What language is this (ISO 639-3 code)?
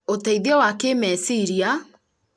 kik